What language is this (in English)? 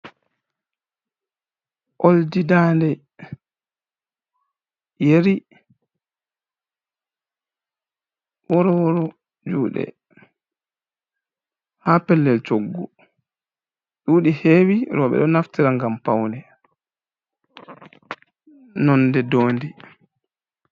Fula